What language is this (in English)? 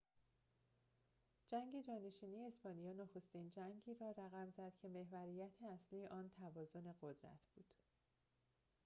Persian